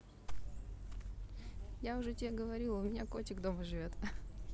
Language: Russian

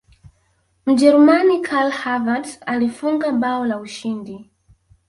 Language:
Swahili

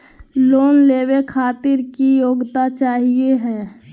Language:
Magahi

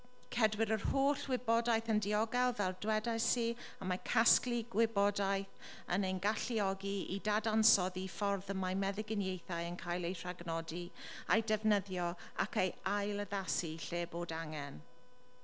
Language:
Welsh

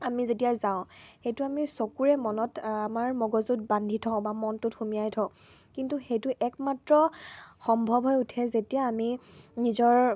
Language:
Assamese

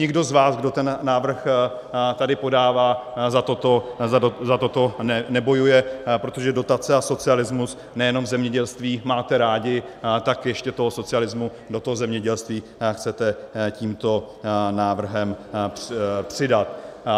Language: Czech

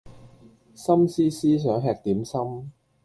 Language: Cantonese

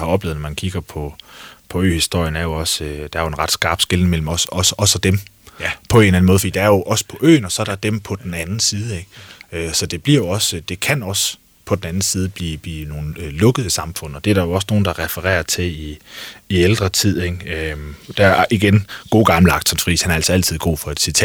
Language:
Danish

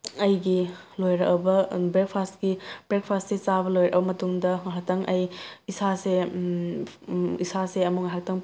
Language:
Manipuri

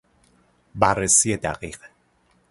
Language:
Persian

